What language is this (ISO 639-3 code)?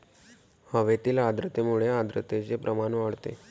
mar